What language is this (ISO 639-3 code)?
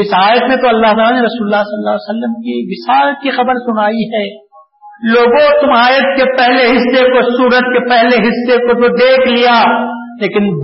urd